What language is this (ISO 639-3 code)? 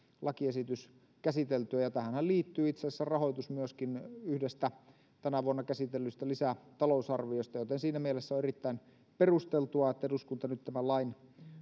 fin